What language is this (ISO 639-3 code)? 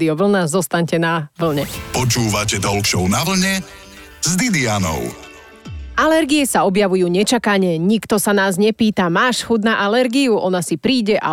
slk